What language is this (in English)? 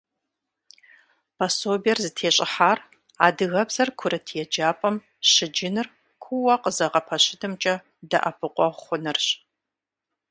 Kabardian